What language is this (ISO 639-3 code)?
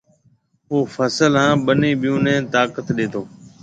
mve